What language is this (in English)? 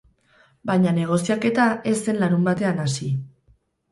Basque